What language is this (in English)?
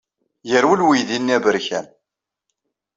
Kabyle